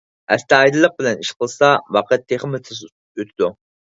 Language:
Uyghur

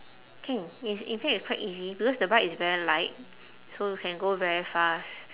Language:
English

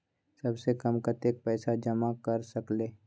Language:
Magahi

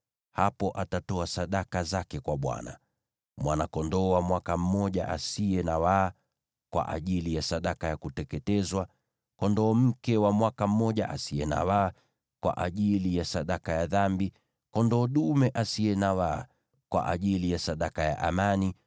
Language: Swahili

